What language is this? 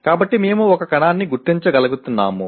Telugu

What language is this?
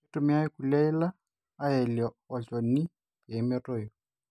Masai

